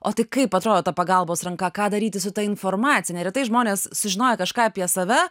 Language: Lithuanian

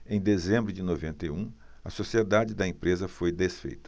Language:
Portuguese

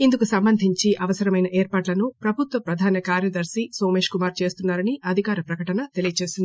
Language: Telugu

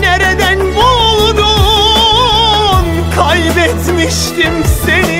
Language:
Turkish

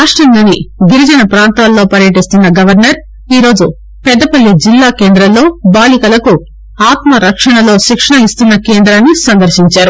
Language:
Telugu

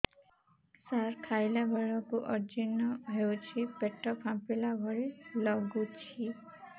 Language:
Odia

